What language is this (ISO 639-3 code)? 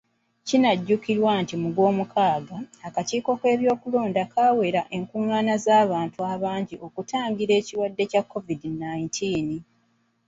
lug